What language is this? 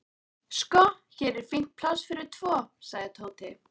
Icelandic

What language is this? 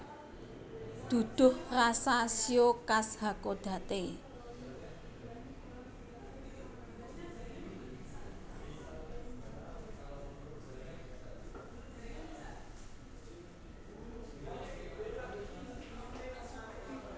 Javanese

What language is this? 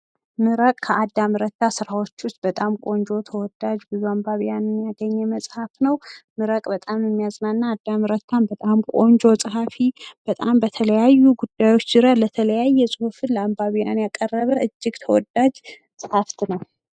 Amharic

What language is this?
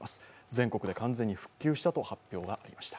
Japanese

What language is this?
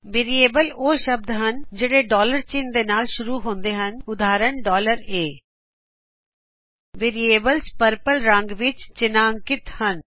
Punjabi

